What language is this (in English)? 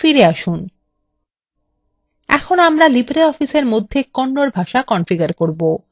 Bangla